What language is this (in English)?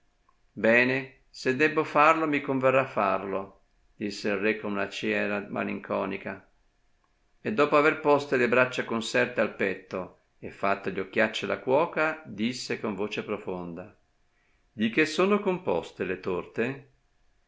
Italian